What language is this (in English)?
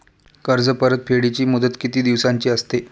Marathi